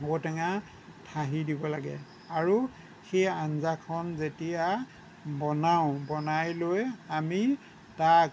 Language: Assamese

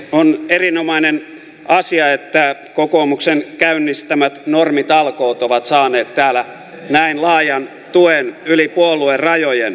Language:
Finnish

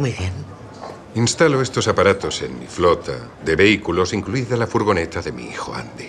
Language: Spanish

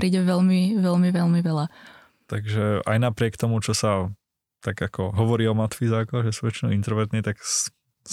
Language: Czech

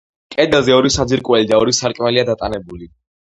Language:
Georgian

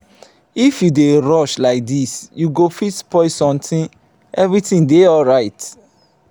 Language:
Nigerian Pidgin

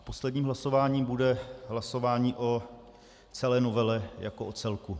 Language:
Czech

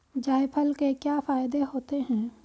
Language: Hindi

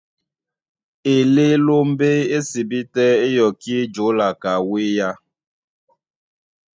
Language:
Duala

